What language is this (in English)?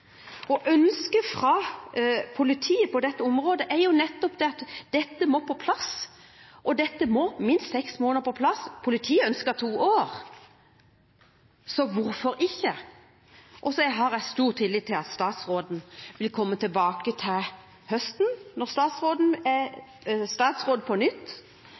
Norwegian Bokmål